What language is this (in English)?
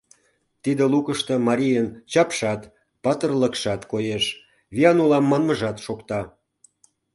Mari